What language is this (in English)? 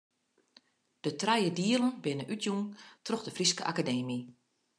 Western Frisian